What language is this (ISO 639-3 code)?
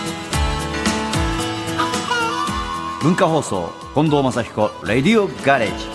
jpn